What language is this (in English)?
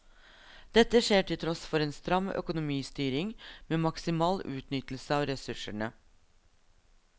Norwegian